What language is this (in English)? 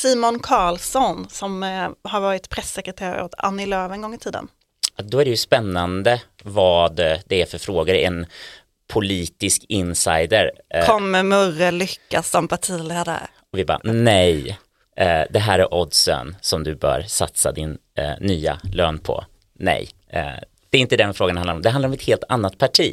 Swedish